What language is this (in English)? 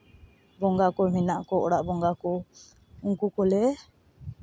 Santali